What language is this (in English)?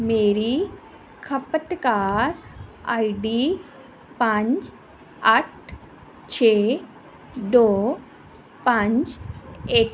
Punjabi